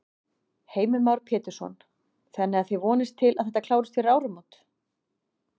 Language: Icelandic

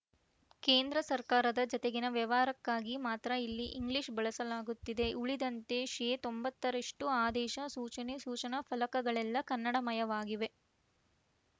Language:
Kannada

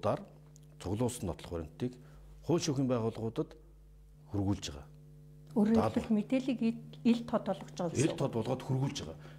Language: Korean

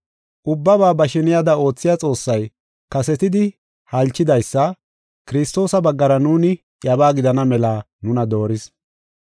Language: Gofa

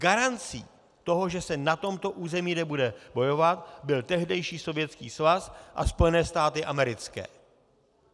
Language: Czech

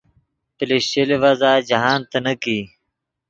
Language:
Yidgha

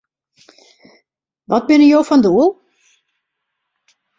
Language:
Western Frisian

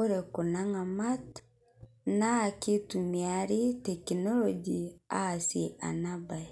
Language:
Masai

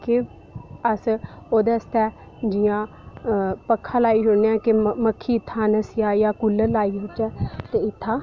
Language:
Dogri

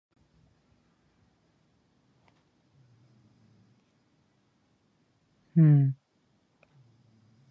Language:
Uzbek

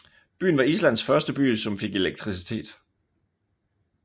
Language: Danish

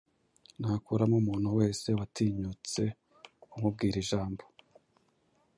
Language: Kinyarwanda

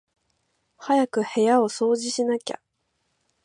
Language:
Japanese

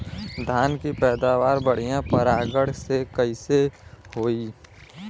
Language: Bhojpuri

